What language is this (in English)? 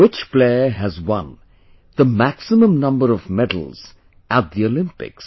English